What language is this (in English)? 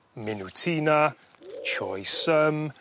Welsh